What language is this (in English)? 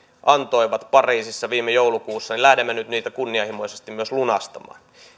Finnish